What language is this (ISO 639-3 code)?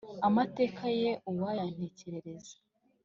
kin